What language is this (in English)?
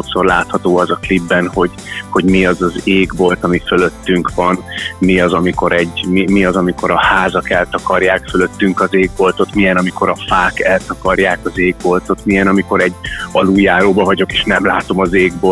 Hungarian